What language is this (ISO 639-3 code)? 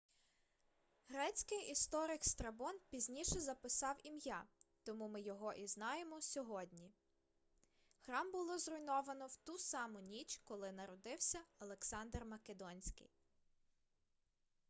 ukr